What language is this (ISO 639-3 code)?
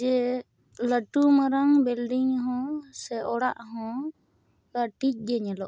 sat